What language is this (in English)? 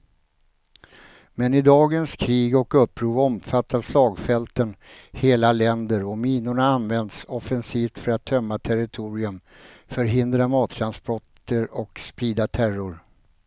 Swedish